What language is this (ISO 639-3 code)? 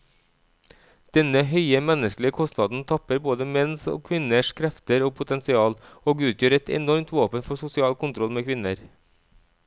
nor